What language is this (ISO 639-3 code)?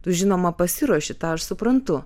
lit